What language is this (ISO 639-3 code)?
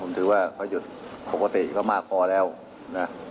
tha